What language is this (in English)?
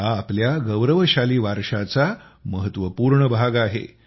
Marathi